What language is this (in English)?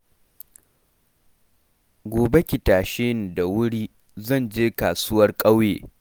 Hausa